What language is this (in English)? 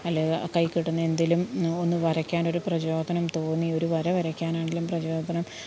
Malayalam